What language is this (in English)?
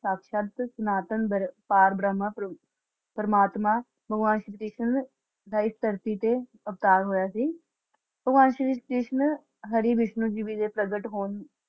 Punjabi